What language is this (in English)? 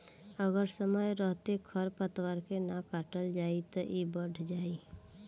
Bhojpuri